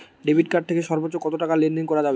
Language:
Bangla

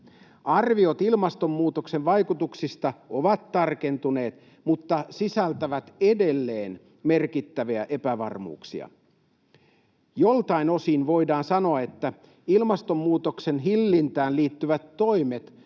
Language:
Finnish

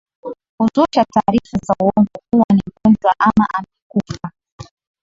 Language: Swahili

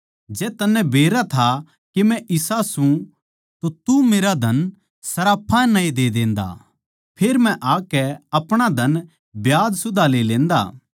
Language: Haryanvi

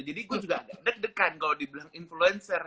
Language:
Indonesian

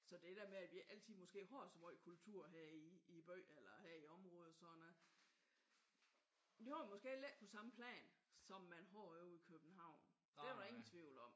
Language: Danish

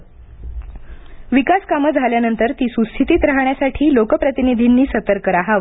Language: Marathi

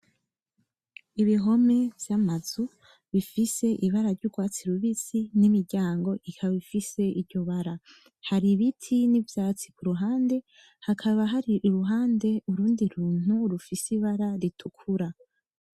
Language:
Rundi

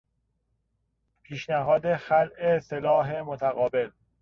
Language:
Persian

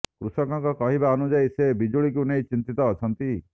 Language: Odia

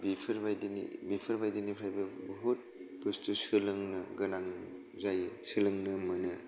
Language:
Bodo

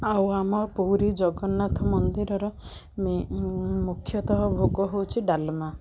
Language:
Odia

